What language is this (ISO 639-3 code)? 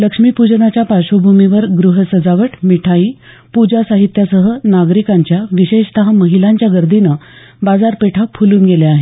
mar